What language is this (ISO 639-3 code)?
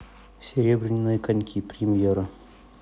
rus